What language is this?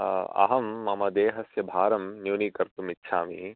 Sanskrit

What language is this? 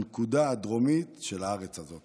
Hebrew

